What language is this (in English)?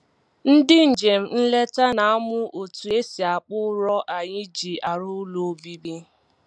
Igbo